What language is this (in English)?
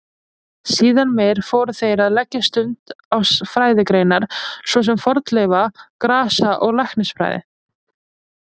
Icelandic